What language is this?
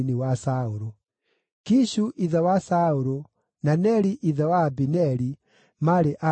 Kikuyu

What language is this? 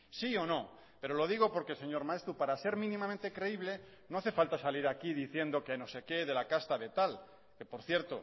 Spanish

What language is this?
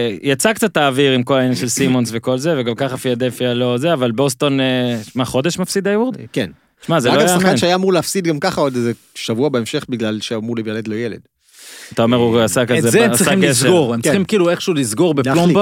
Hebrew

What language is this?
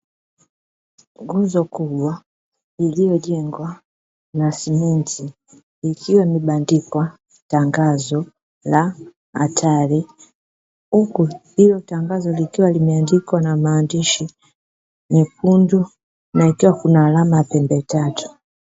Swahili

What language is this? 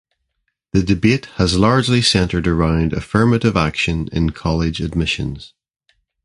English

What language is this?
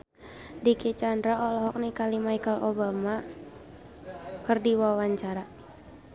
Sundanese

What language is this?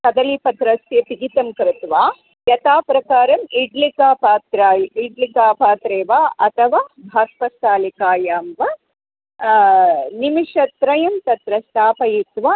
Sanskrit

